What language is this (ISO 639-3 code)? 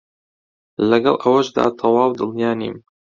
ckb